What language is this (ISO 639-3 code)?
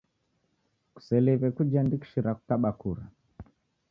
dav